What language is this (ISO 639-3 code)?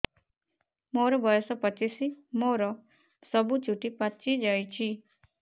ori